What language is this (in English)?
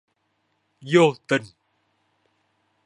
Vietnamese